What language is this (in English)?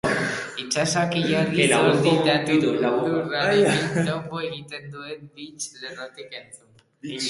Basque